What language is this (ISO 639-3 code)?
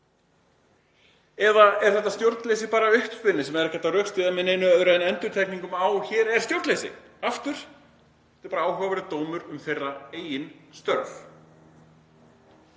isl